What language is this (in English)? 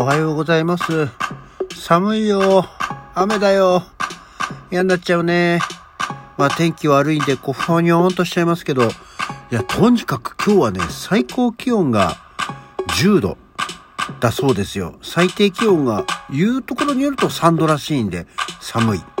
Japanese